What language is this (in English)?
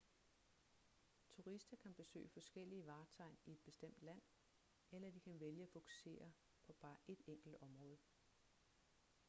Danish